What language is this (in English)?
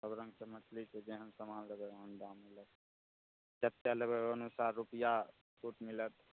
Maithili